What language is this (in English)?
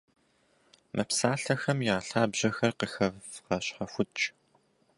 Kabardian